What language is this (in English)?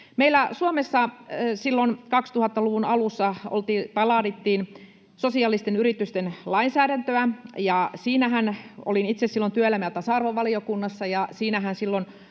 Finnish